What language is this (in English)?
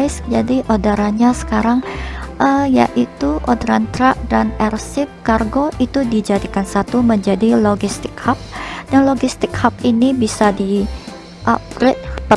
Indonesian